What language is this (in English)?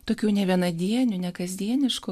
Lithuanian